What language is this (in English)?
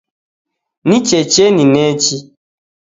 Taita